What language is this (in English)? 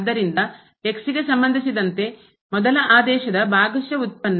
Kannada